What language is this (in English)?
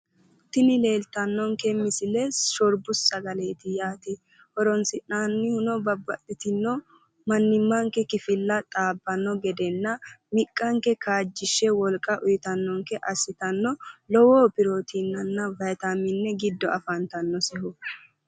Sidamo